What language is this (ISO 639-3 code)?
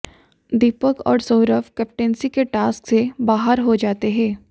hin